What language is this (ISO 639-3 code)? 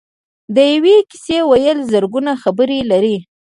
pus